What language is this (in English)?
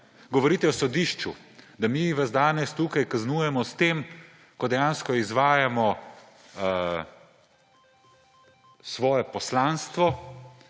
Slovenian